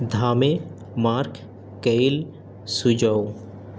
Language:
Urdu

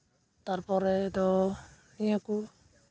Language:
Santali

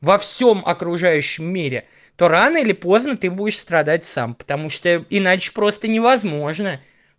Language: Russian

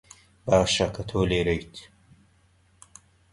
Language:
Central Kurdish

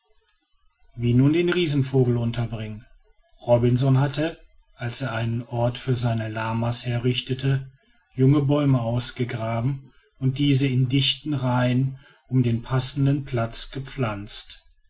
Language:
German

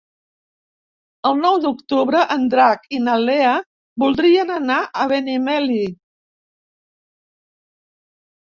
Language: Catalan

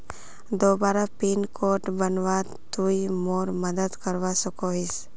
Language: Magahi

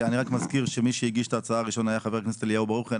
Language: Hebrew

